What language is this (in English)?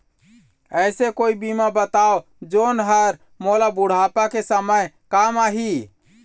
Chhattisgarhi